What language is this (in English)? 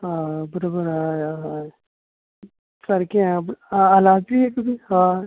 Konkani